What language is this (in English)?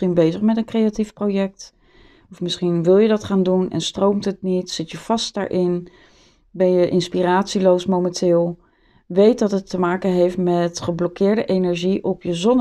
Dutch